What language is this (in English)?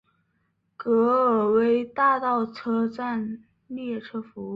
Chinese